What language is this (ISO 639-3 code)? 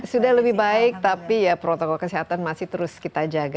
ind